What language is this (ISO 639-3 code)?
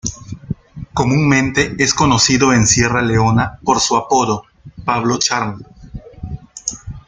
spa